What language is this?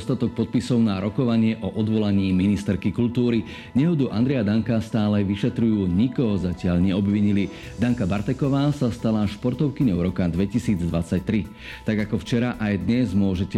Slovak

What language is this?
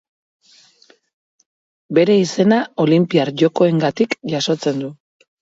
Basque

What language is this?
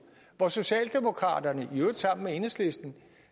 Danish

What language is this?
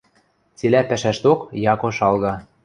Western Mari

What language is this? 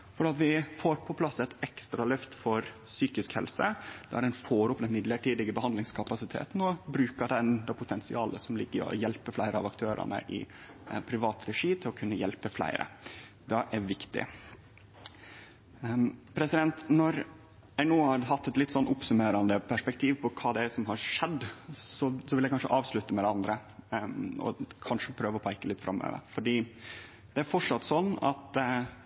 Norwegian Nynorsk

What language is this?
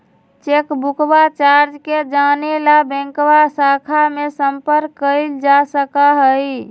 Magahi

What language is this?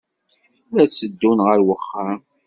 Kabyle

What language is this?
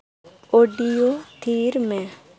Santali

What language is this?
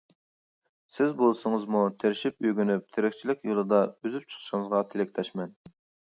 Uyghur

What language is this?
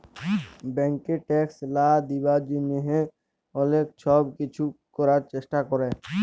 Bangla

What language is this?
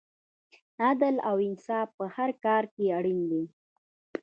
Pashto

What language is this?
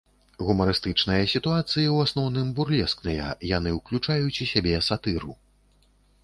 Belarusian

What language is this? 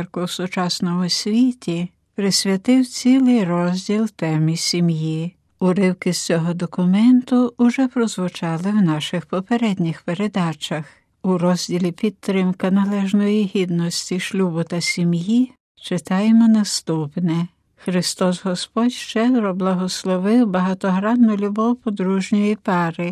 Ukrainian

